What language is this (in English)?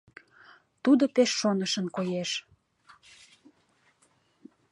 Mari